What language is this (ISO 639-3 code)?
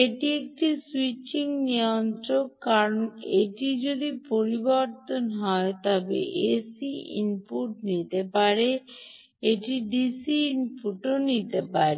ben